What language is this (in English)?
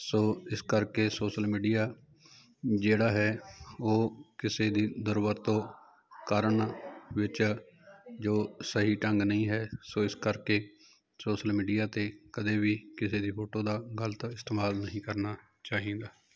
Punjabi